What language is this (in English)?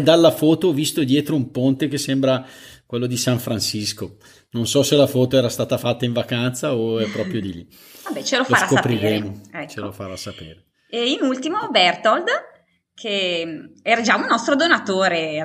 Italian